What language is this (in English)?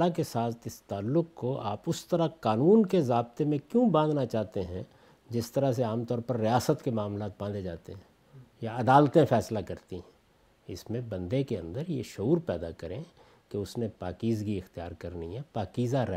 Urdu